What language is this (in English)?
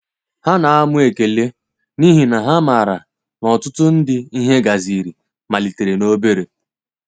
Igbo